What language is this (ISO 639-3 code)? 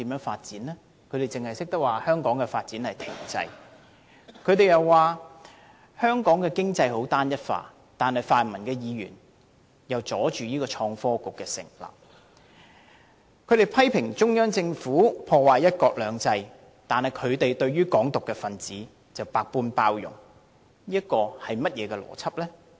yue